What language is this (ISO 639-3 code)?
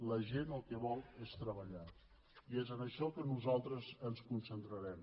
cat